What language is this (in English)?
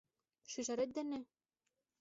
Mari